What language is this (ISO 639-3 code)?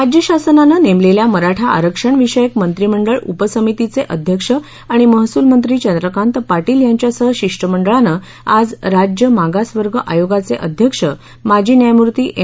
mar